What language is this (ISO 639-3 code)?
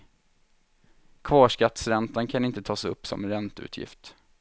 swe